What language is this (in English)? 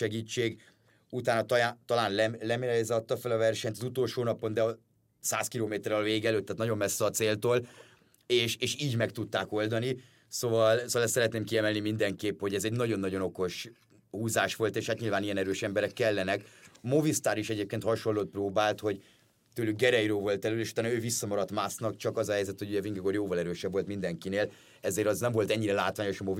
Hungarian